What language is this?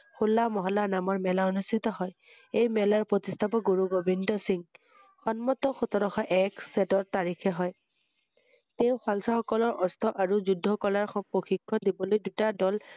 Assamese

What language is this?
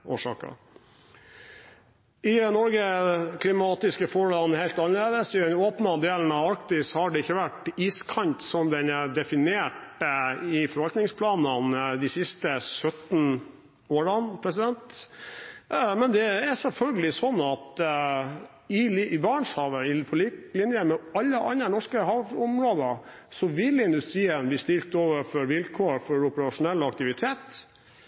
Norwegian Bokmål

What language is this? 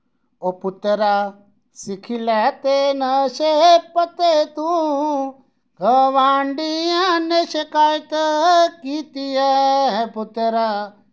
Dogri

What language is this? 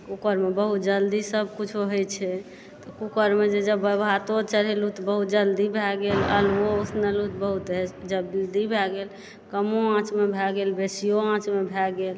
Maithili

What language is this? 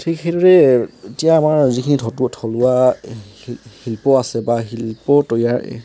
Assamese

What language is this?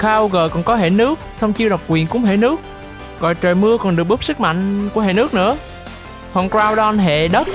Vietnamese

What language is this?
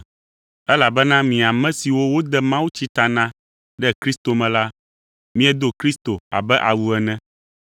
Ewe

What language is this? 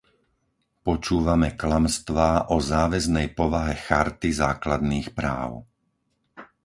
Slovak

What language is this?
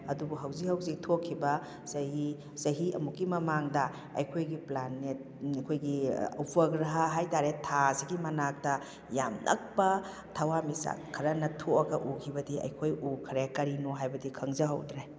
Manipuri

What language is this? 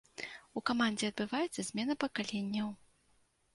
Belarusian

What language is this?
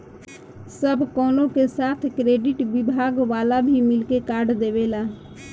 Bhojpuri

